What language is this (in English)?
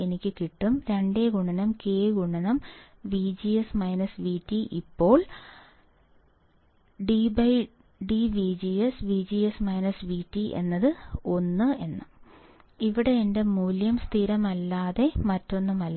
Malayalam